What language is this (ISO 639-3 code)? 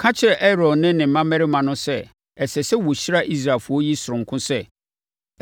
aka